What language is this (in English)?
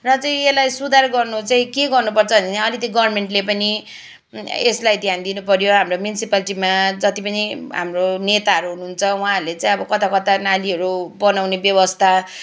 Nepali